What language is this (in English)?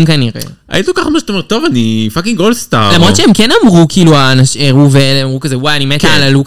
Hebrew